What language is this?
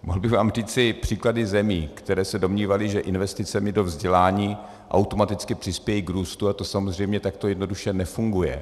Czech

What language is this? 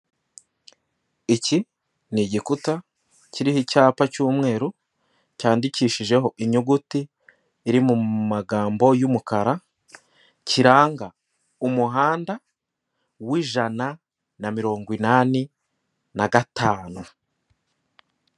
Kinyarwanda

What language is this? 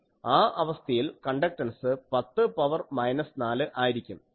Malayalam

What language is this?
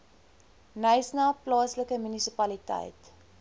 Afrikaans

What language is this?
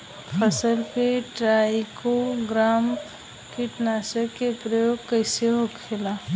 Bhojpuri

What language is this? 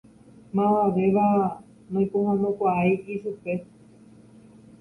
Guarani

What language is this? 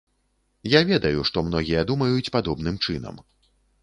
Belarusian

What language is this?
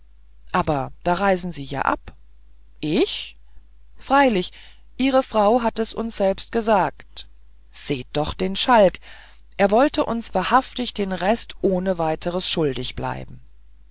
German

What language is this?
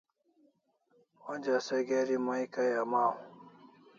Kalasha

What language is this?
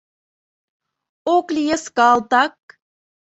Mari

